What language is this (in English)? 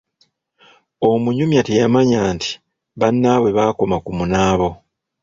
Ganda